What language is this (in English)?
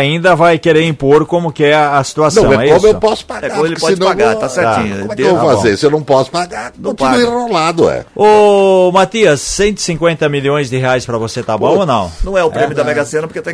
Portuguese